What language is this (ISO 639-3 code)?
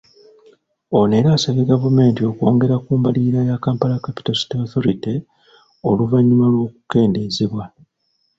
lug